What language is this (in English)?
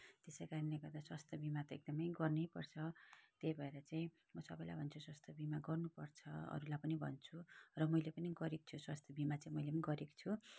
Nepali